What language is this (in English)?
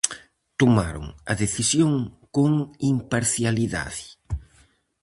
Galician